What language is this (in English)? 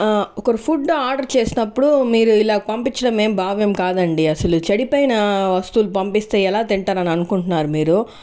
Telugu